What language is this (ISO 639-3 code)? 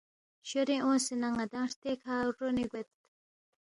bft